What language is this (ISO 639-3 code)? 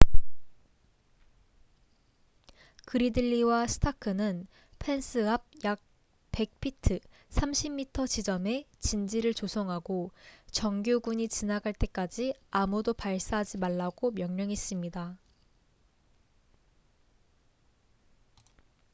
kor